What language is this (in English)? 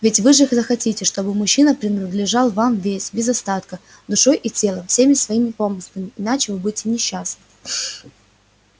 Russian